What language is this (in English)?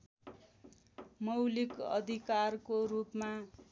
Nepali